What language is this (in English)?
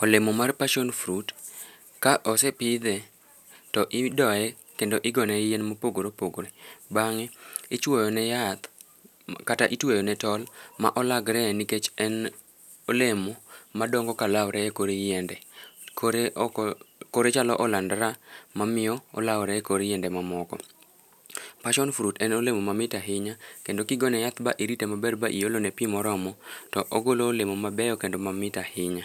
Luo (Kenya and Tanzania)